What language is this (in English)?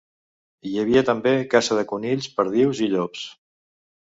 Catalan